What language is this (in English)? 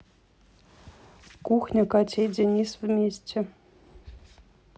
Russian